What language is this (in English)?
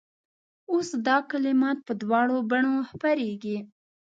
Pashto